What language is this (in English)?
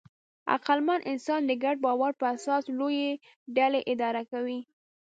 Pashto